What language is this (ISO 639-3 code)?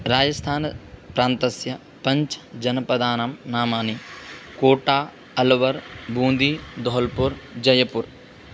san